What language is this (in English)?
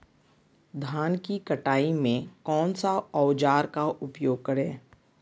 Magahi